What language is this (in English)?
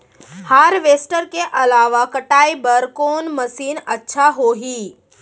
Chhattisgarhi